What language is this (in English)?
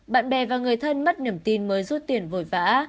Vietnamese